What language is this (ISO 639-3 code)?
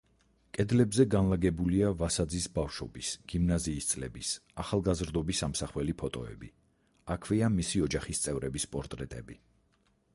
kat